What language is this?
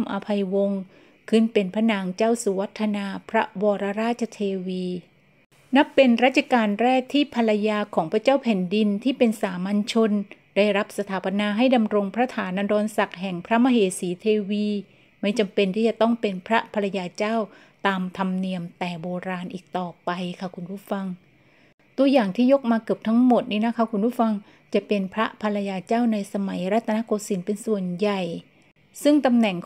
Thai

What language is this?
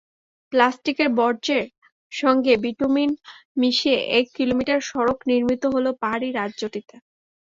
Bangla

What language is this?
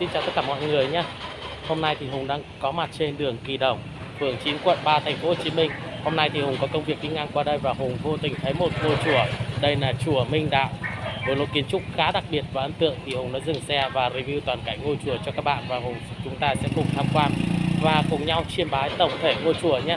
Vietnamese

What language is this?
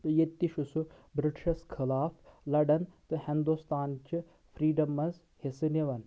Kashmiri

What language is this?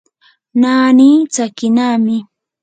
Yanahuanca Pasco Quechua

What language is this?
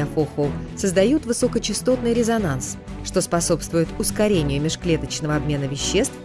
Russian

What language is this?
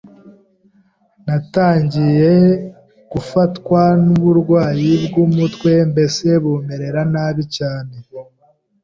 Kinyarwanda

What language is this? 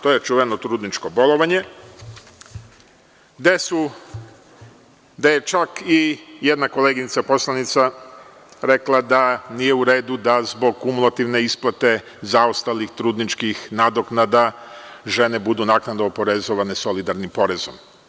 Serbian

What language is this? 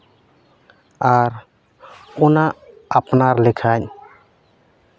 Santali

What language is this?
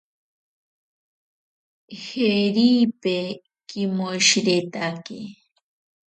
Ashéninka Perené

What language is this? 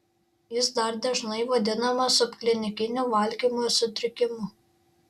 Lithuanian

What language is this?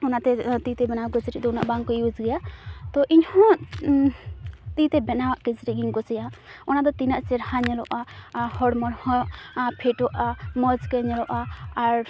Santali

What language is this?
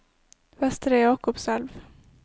Norwegian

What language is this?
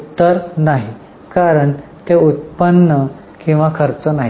Marathi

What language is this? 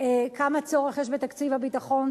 Hebrew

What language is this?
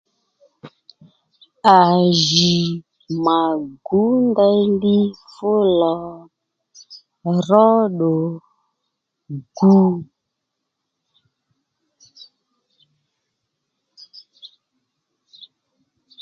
Lendu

